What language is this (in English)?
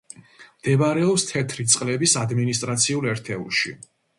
Georgian